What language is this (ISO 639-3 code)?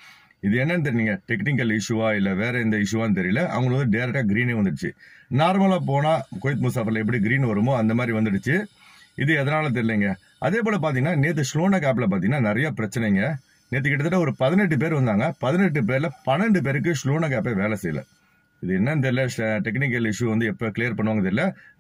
hin